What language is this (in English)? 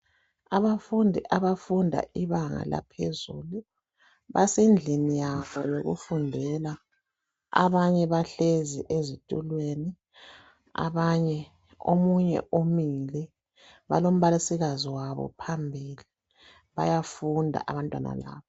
North Ndebele